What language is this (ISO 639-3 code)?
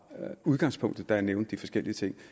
dan